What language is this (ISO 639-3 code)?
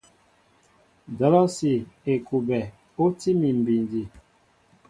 mbo